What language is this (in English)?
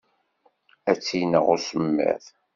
Kabyle